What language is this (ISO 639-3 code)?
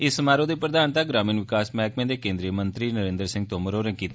doi